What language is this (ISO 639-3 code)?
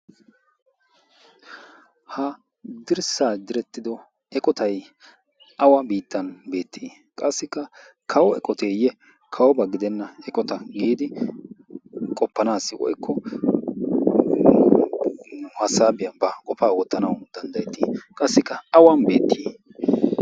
wal